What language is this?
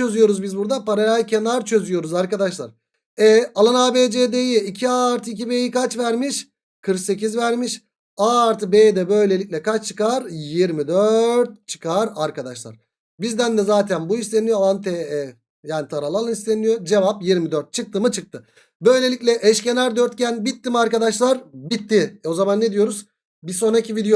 Turkish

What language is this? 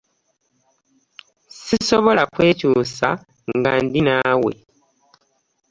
Ganda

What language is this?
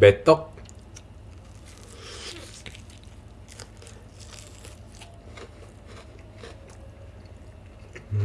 Korean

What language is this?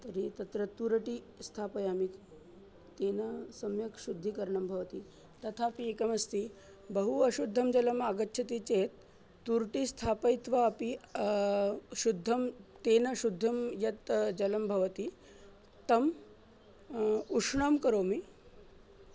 Sanskrit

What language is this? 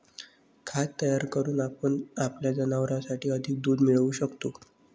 Marathi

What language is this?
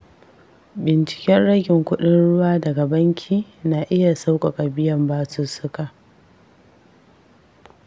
Hausa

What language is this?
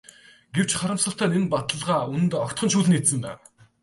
Mongolian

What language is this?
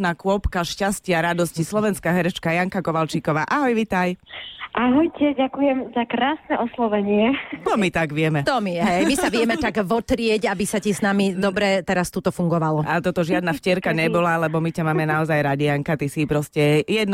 Slovak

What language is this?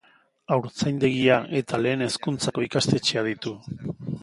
Basque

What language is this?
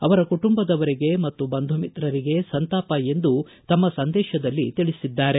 Kannada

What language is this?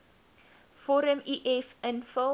Afrikaans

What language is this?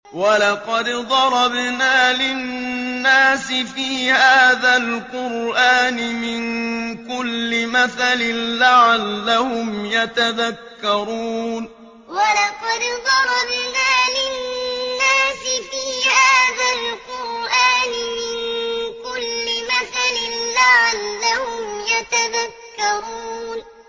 Arabic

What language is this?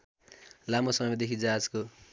Nepali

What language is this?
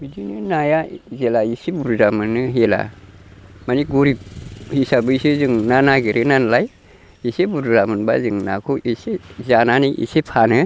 Bodo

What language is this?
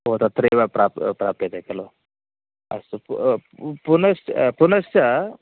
Sanskrit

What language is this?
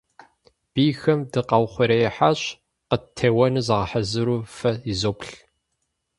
Kabardian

